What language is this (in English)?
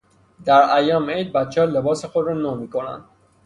Persian